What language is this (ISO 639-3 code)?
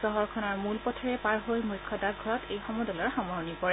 asm